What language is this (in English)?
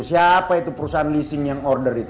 Indonesian